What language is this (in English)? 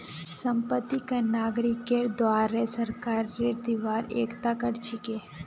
Magahi